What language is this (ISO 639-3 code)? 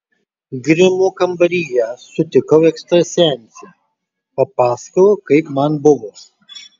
lit